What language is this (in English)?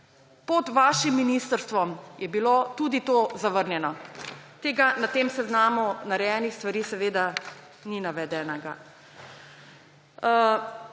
Slovenian